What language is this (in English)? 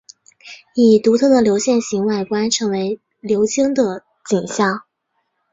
Chinese